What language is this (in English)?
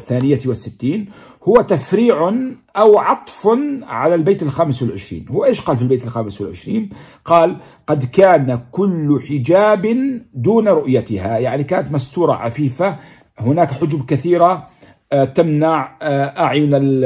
Arabic